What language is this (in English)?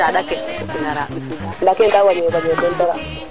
Serer